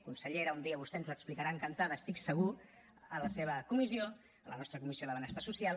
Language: Catalan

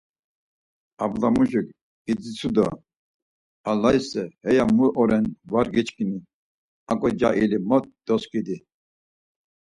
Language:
Laz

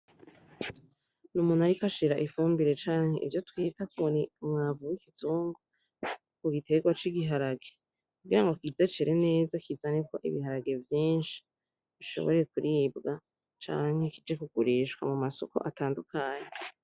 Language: Rundi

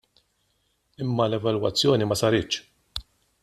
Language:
Maltese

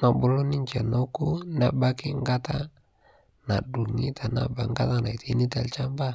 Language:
Masai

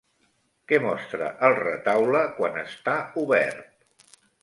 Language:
Catalan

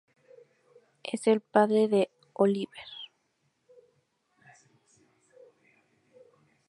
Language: Spanish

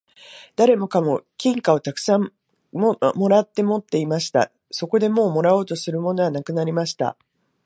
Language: Japanese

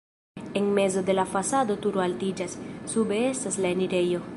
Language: Esperanto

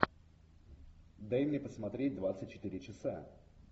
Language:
Russian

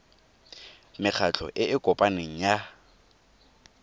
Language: Tswana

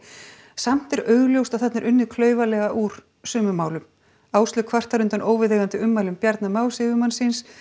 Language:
Icelandic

